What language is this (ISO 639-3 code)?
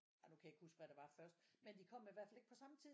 dan